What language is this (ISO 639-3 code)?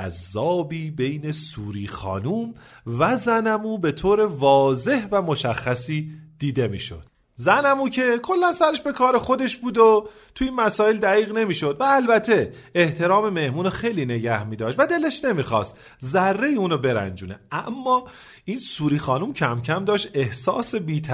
fas